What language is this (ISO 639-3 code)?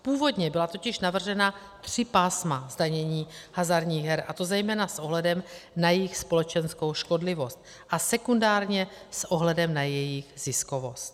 ces